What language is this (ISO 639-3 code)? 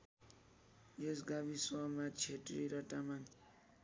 nep